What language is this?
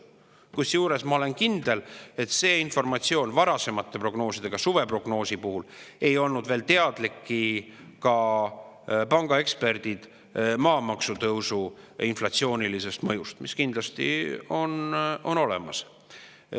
Estonian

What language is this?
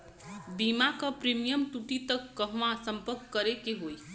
Bhojpuri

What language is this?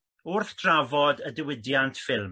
Welsh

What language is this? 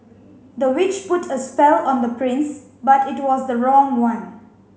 English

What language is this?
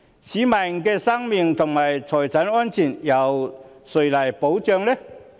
Cantonese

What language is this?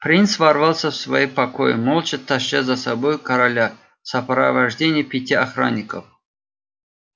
Russian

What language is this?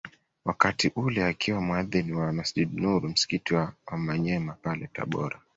Swahili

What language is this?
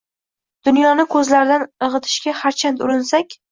Uzbek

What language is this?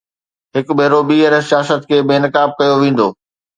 Sindhi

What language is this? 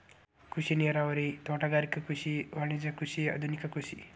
Kannada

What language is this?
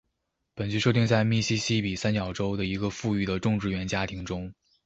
Chinese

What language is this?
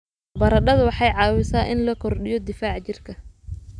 Somali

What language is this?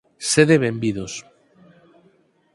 Galician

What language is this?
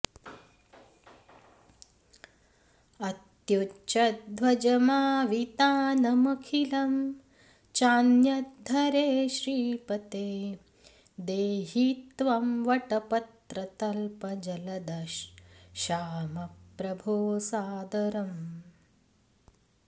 Sanskrit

